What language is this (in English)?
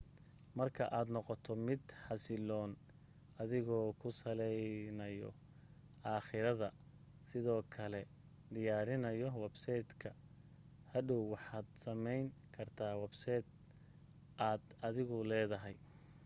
Somali